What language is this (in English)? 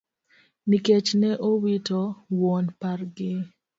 Luo (Kenya and Tanzania)